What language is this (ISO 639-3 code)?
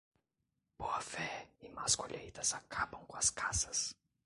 por